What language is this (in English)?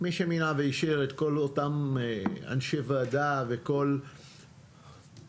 Hebrew